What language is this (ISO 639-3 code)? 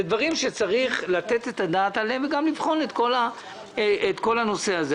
heb